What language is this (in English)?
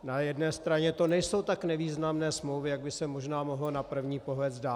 Czech